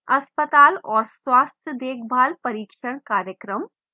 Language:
Hindi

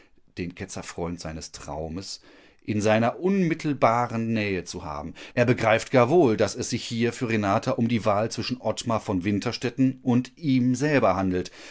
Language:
German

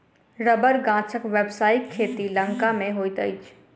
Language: Maithili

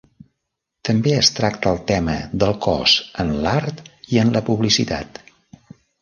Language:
Catalan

